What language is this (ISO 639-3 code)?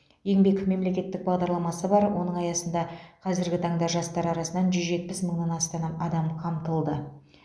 kaz